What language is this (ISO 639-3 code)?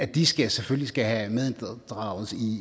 dan